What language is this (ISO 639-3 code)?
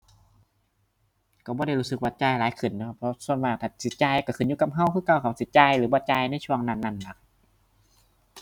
tha